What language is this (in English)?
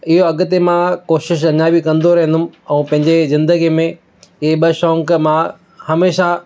Sindhi